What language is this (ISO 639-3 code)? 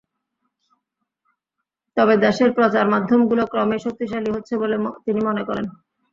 ben